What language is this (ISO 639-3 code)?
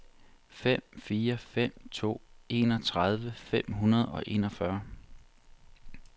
dan